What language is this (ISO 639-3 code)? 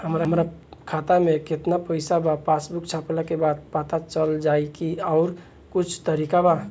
bho